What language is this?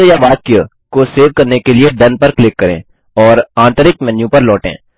Hindi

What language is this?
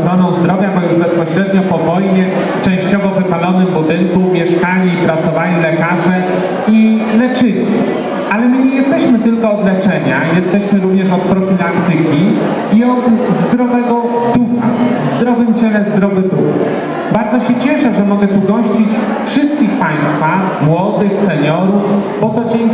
Polish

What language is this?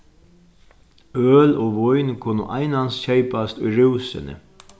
Faroese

